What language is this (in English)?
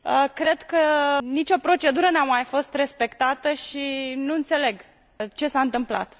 Romanian